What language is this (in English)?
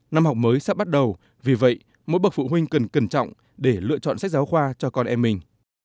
Vietnamese